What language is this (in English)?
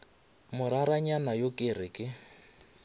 Northern Sotho